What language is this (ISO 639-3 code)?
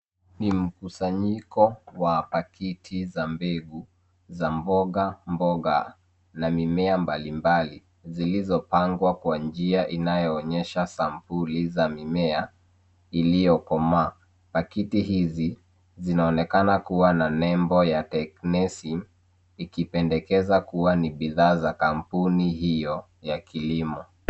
swa